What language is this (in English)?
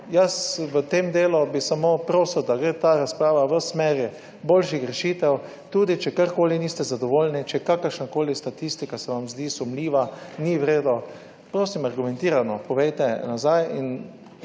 Slovenian